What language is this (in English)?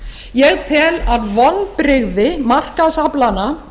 Icelandic